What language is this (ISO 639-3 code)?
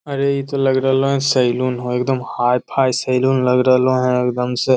mag